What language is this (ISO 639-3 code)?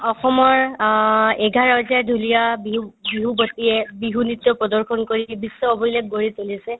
asm